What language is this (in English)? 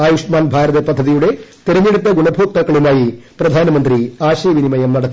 Malayalam